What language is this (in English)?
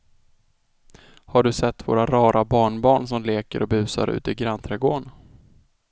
Swedish